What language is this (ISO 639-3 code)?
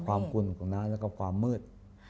tha